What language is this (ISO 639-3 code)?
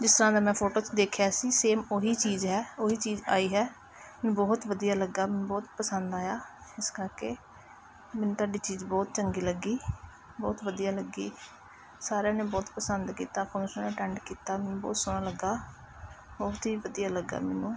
pan